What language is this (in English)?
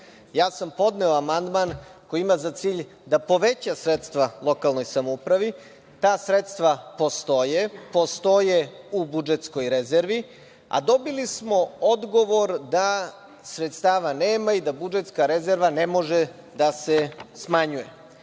Serbian